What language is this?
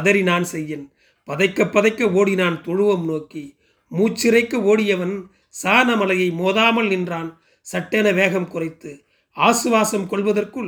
Tamil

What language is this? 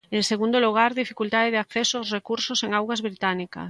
Galician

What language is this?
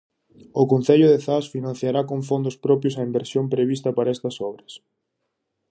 Galician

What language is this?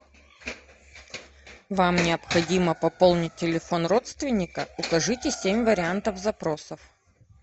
Russian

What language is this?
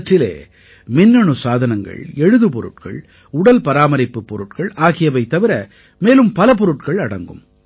Tamil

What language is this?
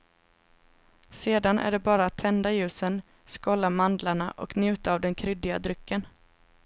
Swedish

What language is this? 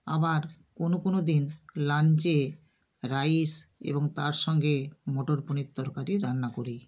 Bangla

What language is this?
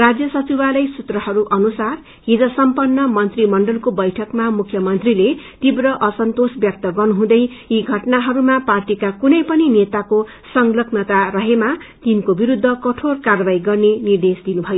Nepali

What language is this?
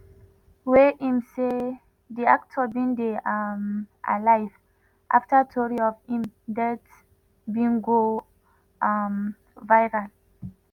Nigerian Pidgin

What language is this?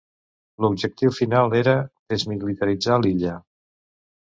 Catalan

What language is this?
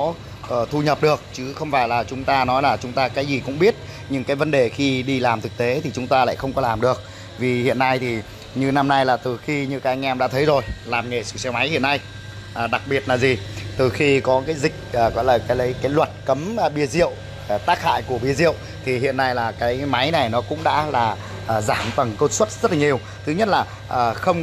Vietnamese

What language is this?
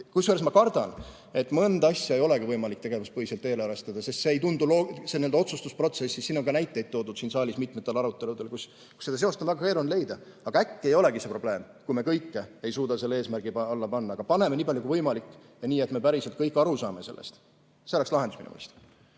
Estonian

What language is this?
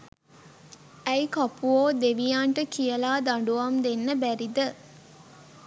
Sinhala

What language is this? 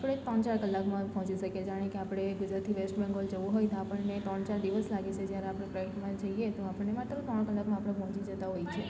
Gujarati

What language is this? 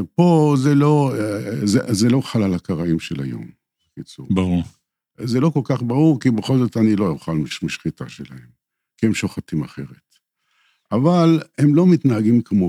Hebrew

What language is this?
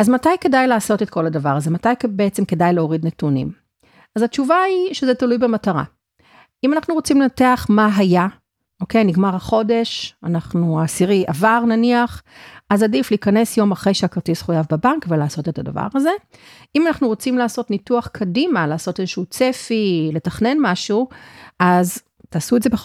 Hebrew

